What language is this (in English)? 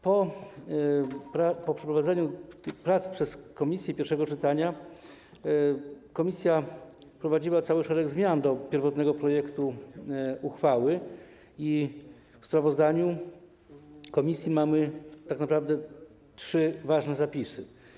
Polish